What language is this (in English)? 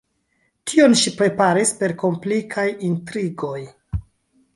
Esperanto